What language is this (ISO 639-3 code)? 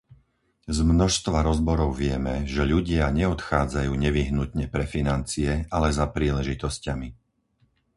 slk